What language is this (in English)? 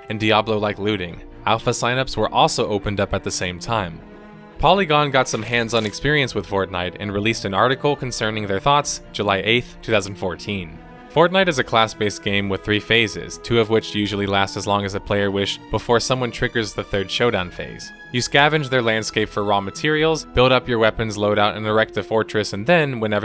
English